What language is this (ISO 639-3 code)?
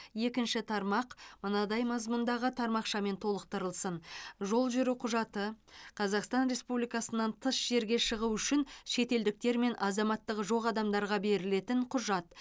kaz